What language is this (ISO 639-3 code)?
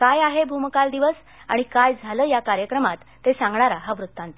mar